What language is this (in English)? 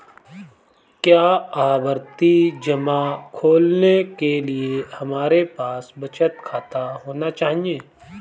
Hindi